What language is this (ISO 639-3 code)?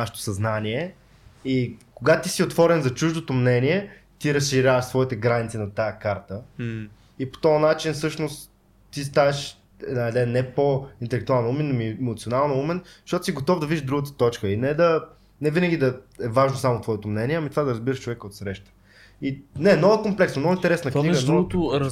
bul